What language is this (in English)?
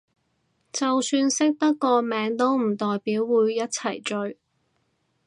Cantonese